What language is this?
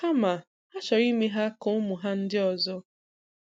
Igbo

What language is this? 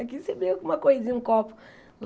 Portuguese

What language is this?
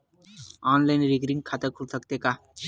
Chhattisgarhi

